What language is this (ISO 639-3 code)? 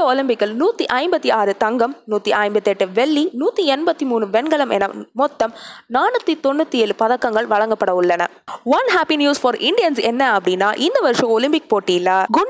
tam